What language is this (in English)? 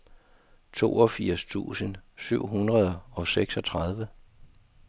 Danish